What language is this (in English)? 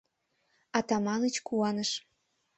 Mari